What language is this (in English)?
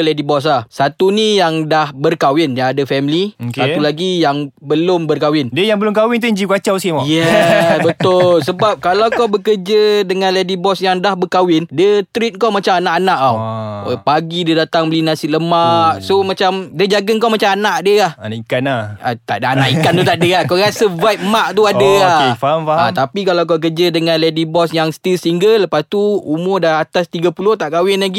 Malay